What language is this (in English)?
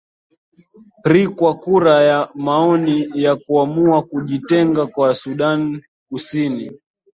Swahili